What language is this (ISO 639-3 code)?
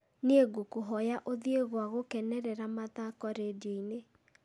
kik